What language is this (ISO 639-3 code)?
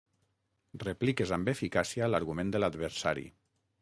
cat